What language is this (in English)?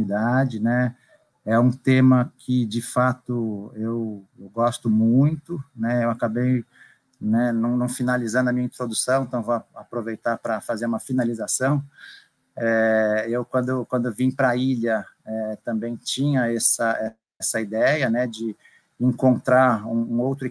Portuguese